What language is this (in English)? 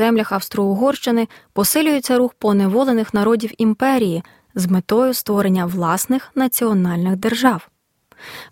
Ukrainian